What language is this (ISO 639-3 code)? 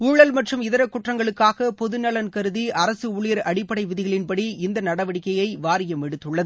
tam